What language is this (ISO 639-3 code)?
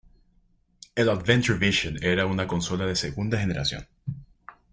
spa